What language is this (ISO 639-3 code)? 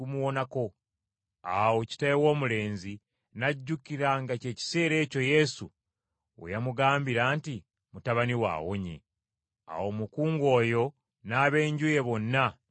lug